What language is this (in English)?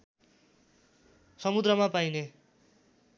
Nepali